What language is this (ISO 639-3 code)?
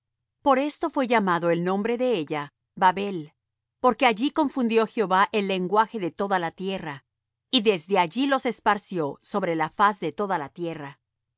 spa